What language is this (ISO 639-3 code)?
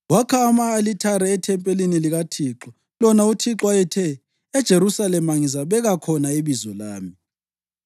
nde